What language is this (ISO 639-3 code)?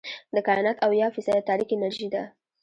pus